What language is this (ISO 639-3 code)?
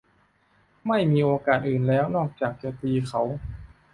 tha